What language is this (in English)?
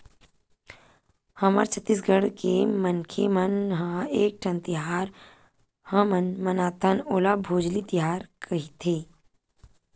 Chhattisgarhi